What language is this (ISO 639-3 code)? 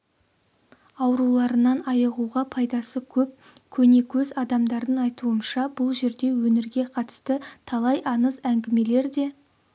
kaz